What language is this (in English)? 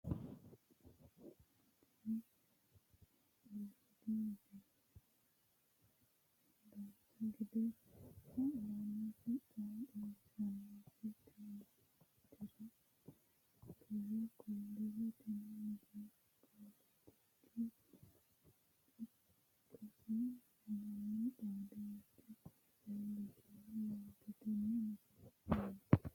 Sidamo